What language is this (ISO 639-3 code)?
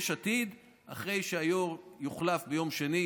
heb